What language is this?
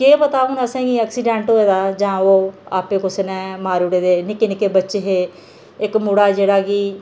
Dogri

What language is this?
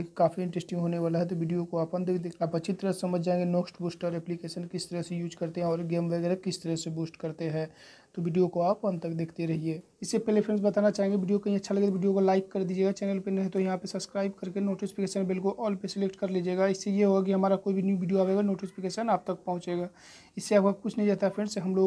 Hindi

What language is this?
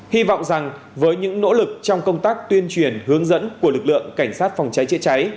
Vietnamese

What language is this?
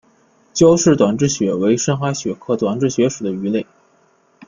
Chinese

